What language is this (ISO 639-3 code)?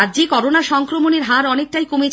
ben